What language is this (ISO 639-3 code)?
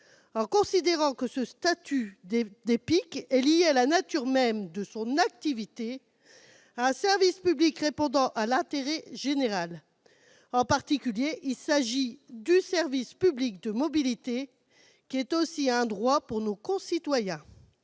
fra